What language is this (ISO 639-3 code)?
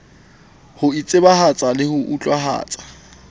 sot